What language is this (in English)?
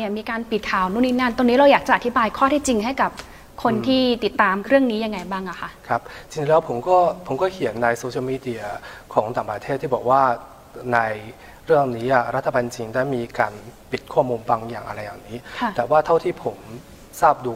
Thai